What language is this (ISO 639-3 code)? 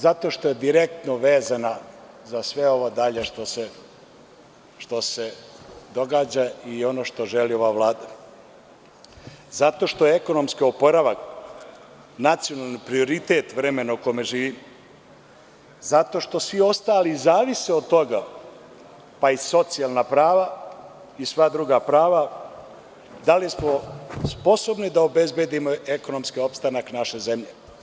srp